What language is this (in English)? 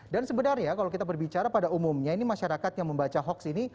Indonesian